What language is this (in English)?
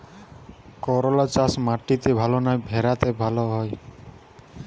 Bangla